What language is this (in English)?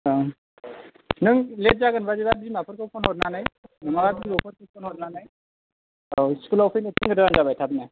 Bodo